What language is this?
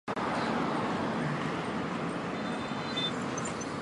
Chinese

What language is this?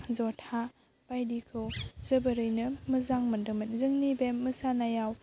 Bodo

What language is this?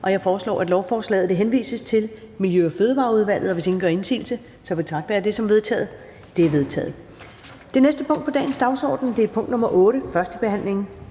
Danish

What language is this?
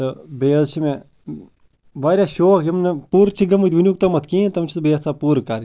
Kashmiri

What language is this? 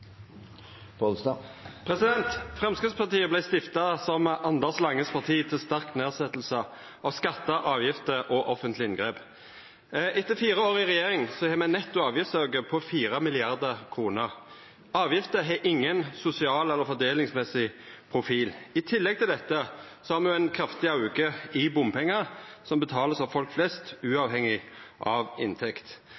Norwegian Nynorsk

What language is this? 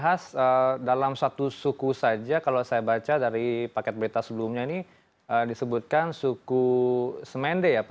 Indonesian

